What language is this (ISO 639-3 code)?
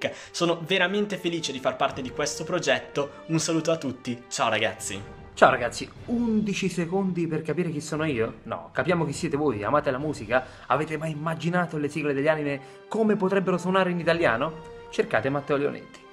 ita